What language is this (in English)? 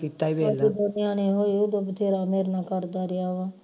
Punjabi